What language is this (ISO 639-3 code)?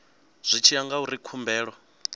ven